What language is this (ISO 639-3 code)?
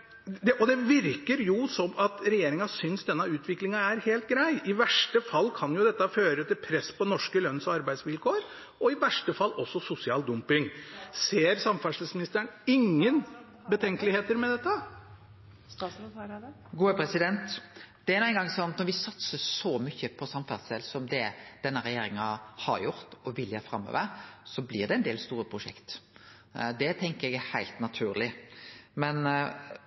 nor